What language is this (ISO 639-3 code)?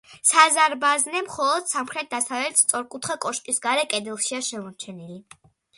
kat